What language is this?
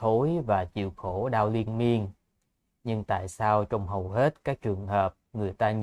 Vietnamese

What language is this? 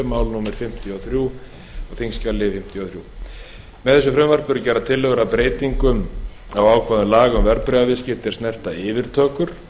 Icelandic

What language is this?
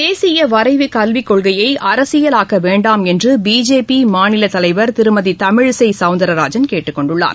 Tamil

